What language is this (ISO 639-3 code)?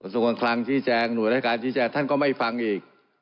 tha